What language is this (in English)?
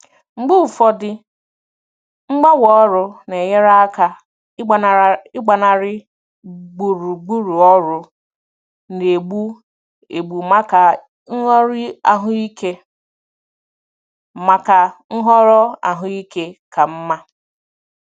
Igbo